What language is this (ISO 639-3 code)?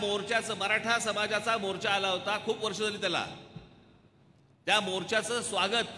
hin